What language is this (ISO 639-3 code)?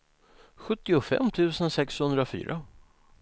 swe